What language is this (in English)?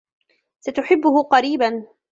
Arabic